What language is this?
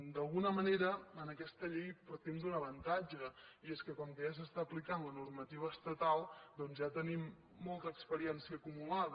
Catalan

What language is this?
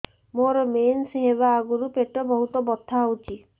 Odia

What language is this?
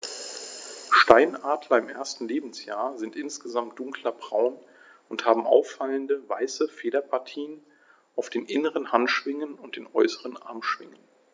German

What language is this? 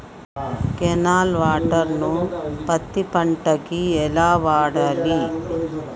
Telugu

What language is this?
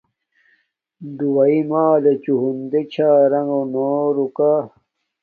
Domaaki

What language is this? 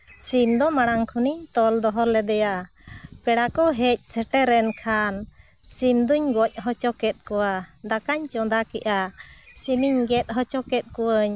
Santali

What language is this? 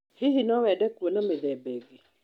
Kikuyu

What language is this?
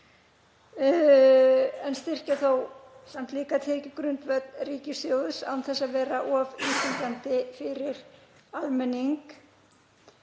Icelandic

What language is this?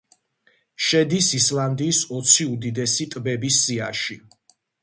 Georgian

